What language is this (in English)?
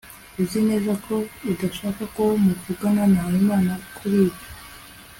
Kinyarwanda